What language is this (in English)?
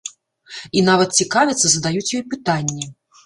Belarusian